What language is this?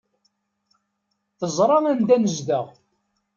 Kabyle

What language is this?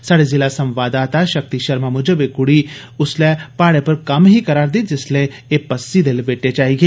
Dogri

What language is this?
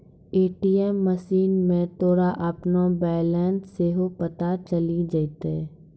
Maithili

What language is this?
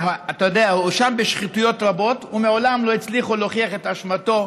Hebrew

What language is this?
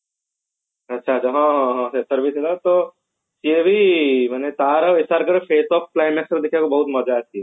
Odia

